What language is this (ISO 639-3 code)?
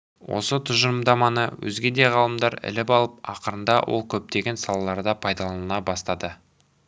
kaz